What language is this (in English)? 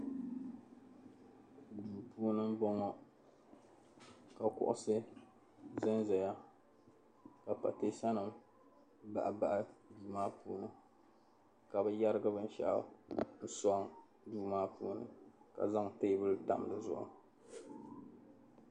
Dagbani